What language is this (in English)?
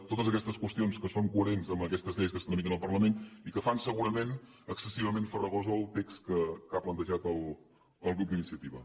Catalan